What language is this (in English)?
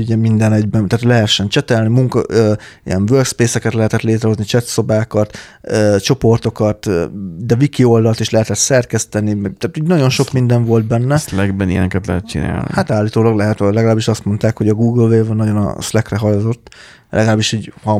Hungarian